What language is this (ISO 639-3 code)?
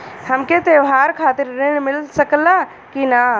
bho